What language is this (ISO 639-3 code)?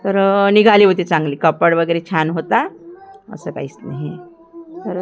mar